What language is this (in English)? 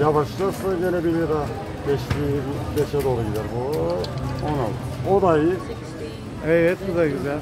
Turkish